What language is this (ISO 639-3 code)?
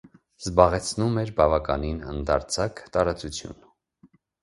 hye